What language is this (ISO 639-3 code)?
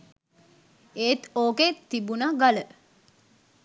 sin